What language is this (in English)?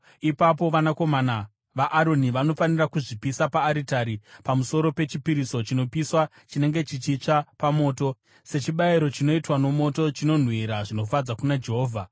Shona